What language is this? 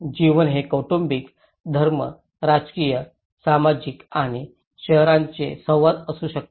Marathi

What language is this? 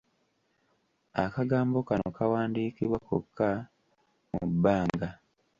Ganda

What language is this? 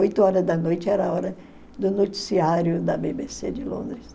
Portuguese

